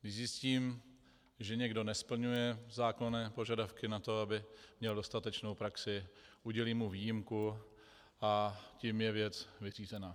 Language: Czech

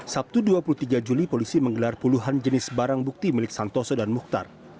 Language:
Indonesian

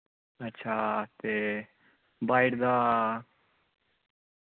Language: Dogri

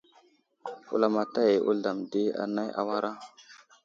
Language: Wuzlam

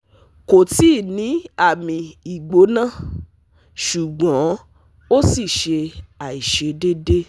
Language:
Yoruba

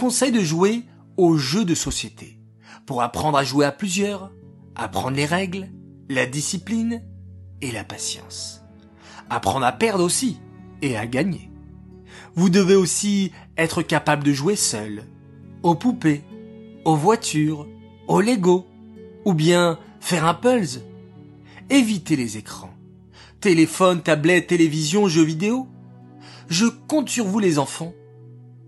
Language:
French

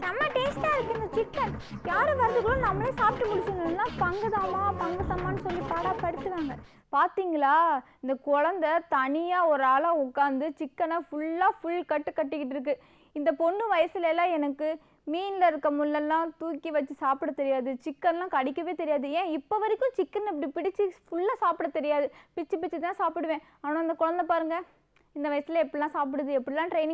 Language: Romanian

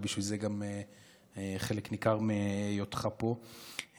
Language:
Hebrew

